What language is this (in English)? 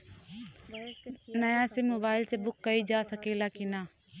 Bhojpuri